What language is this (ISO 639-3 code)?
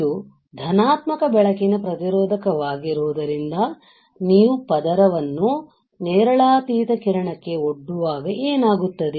kan